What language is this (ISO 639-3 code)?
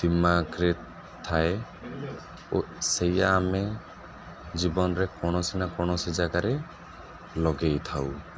ori